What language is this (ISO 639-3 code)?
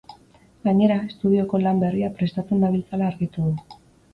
eus